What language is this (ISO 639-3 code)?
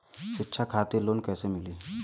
bho